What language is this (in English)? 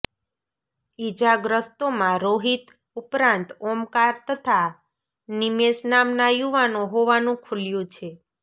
Gujarati